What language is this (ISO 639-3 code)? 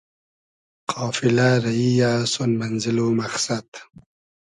haz